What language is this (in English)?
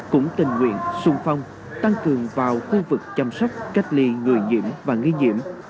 Vietnamese